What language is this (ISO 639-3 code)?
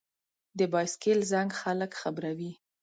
pus